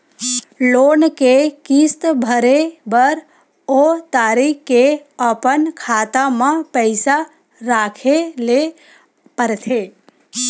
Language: Chhattisgarhi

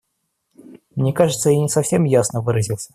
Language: Russian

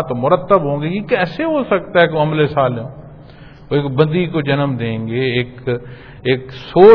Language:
Punjabi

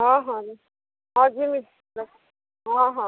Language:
Odia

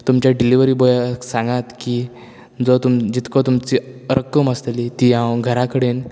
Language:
Konkani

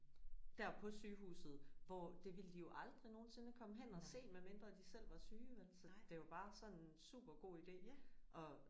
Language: Danish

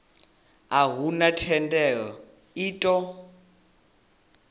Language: Venda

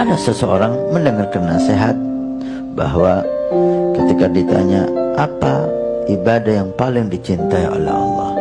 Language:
Malay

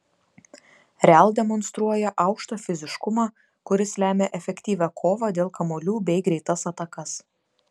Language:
Lithuanian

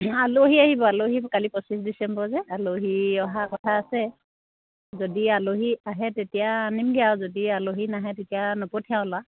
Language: Assamese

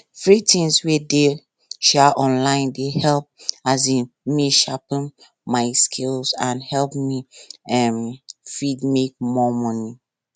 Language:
Nigerian Pidgin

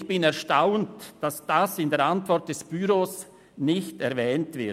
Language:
Swiss German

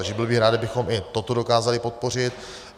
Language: Czech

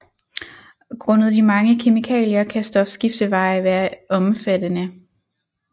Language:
Danish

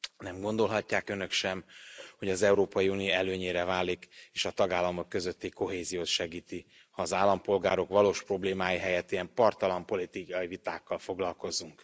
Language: Hungarian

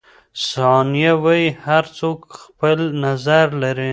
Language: Pashto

